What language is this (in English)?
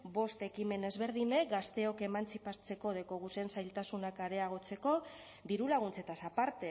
Basque